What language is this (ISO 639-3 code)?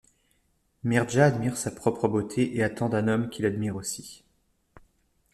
fra